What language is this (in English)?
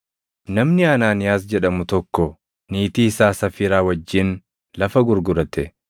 Oromo